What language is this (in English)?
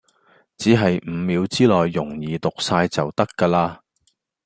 Cantonese